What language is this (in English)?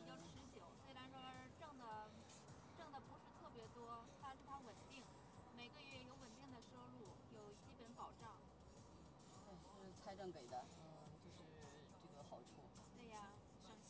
Chinese